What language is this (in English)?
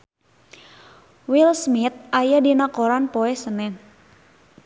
Sundanese